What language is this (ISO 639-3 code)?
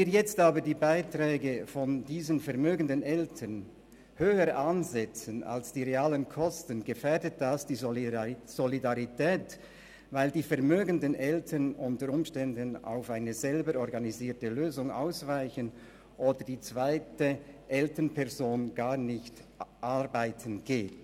gsw